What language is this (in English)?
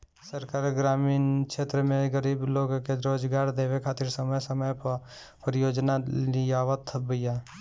Bhojpuri